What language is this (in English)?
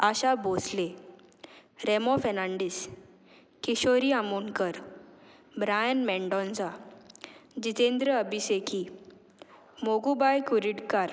Konkani